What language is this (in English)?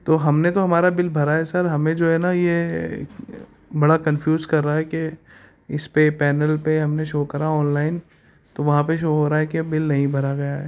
Urdu